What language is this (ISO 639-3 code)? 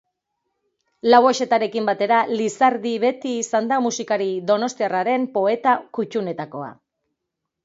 eus